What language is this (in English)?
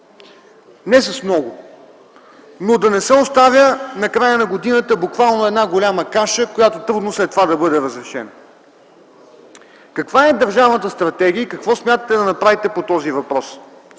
Bulgarian